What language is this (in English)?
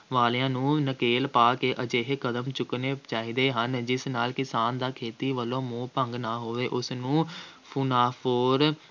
Punjabi